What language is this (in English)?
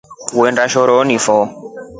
Rombo